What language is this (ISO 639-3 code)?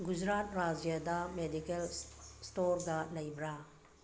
mni